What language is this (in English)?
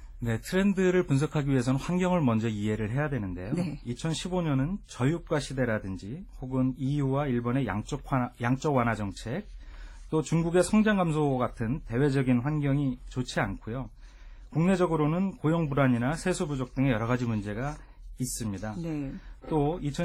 Korean